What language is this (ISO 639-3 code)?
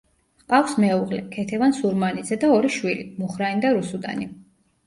kat